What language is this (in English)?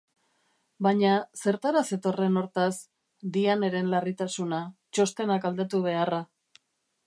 Basque